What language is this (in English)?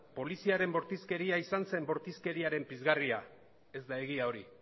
Basque